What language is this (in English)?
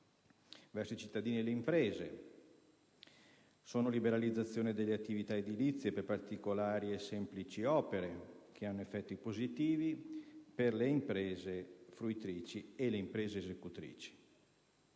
Italian